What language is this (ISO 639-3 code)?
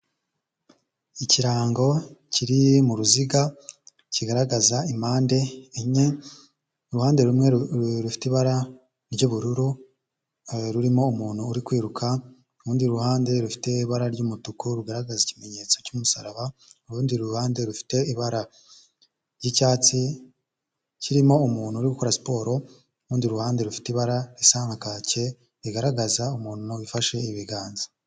kin